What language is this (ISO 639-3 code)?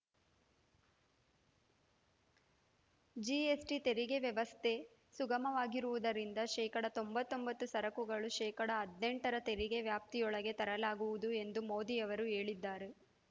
kan